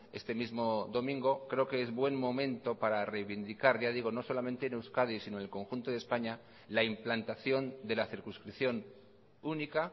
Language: Spanish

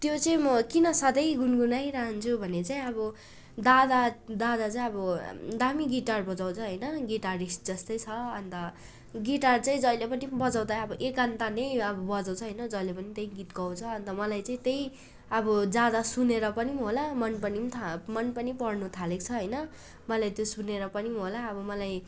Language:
Nepali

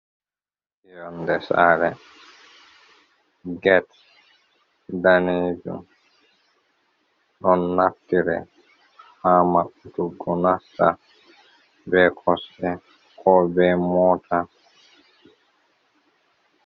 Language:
Fula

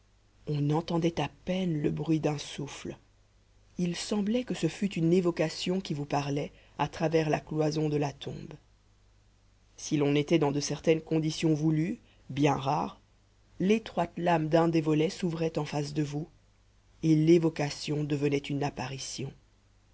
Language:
French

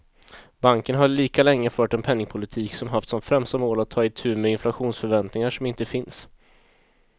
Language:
Swedish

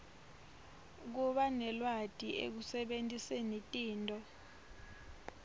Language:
Swati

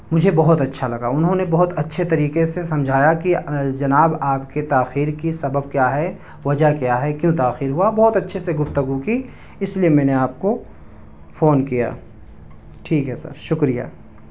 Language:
Urdu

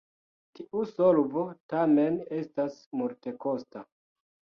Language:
Esperanto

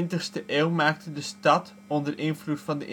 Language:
Dutch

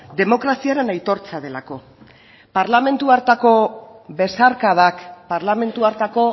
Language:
Basque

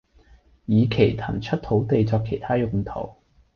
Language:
Cantonese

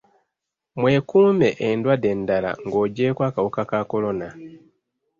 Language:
Ganda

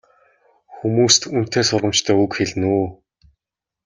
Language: Mongolian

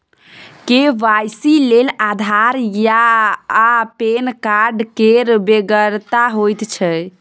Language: Maithili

